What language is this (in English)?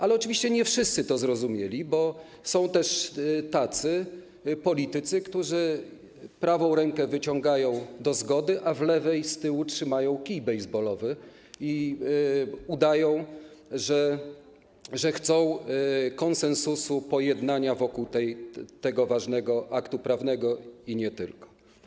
Polish